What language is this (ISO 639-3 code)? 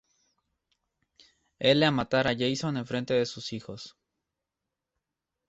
spa